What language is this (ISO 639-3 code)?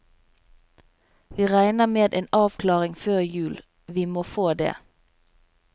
nor